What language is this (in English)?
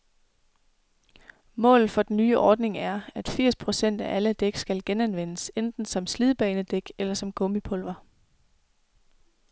Danish